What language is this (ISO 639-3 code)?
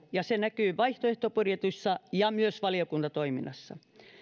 fin